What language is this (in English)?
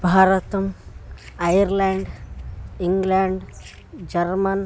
Sanskrit